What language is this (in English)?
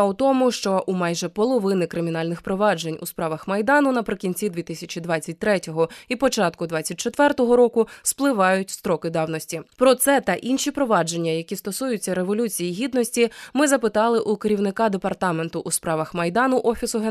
Ukrainian